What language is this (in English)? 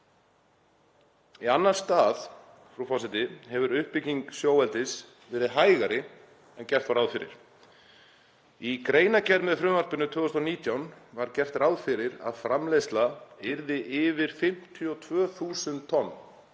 Icelandic